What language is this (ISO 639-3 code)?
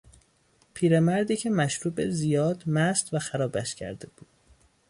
fas